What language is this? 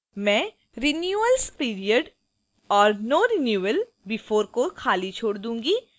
Hindi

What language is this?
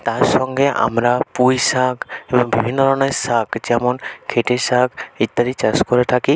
Bangla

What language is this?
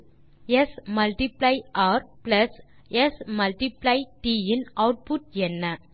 Tamil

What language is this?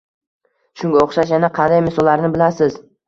Uzbek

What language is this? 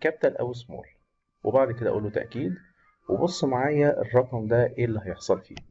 Arabic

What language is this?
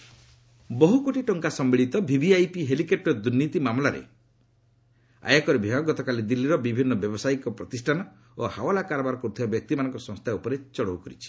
Odia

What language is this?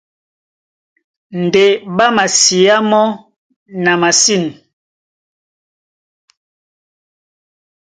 Duala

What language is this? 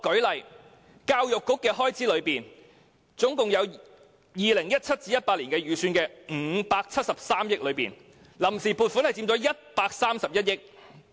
Cantonese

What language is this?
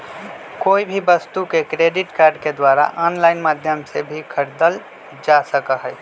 Magahi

